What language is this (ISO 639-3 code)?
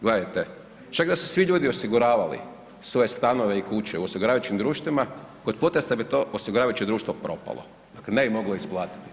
hrv